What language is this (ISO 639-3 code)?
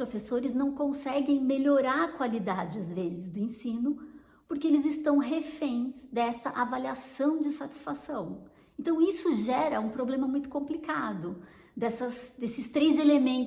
por